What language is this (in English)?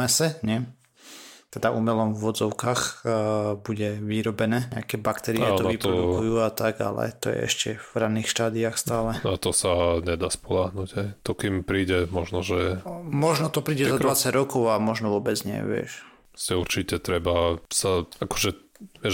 Slovak